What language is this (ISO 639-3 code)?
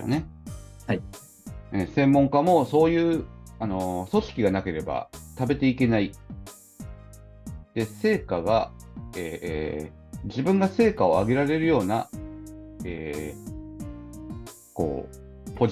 jpn